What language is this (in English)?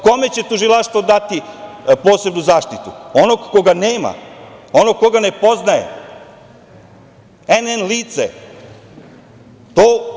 Serbian